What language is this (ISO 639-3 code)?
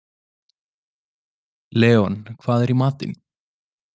isl